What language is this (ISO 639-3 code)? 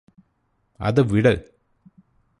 mal